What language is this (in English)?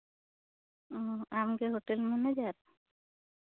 Santali